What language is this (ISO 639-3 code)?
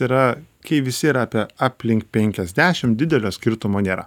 lit